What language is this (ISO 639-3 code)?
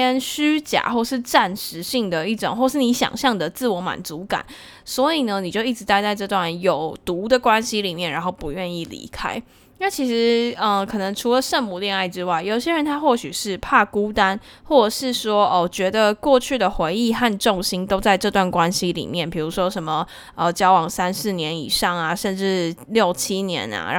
zho